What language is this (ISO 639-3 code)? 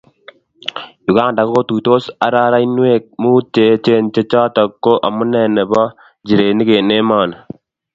kln